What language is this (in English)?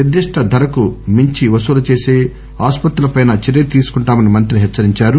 Telugu